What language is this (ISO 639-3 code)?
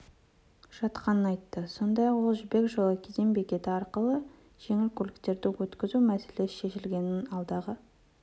kaz